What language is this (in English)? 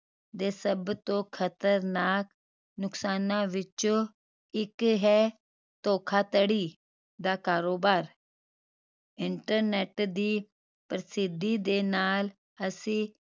Punjabi